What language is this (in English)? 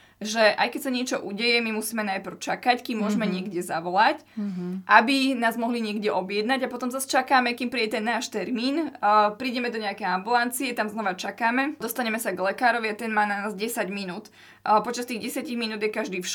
Slovak